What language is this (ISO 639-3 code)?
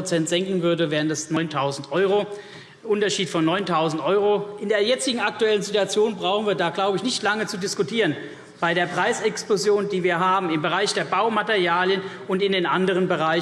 deu